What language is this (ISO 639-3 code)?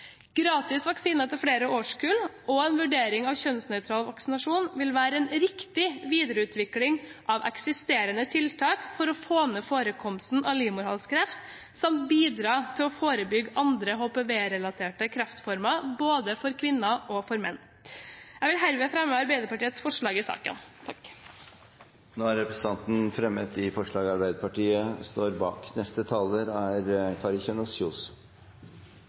nob